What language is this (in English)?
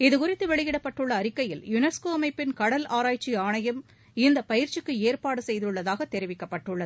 Tamil